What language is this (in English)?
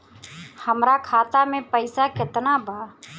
Bhojpuri